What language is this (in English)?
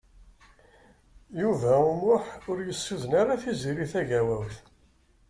Kabyle